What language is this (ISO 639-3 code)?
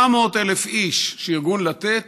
heb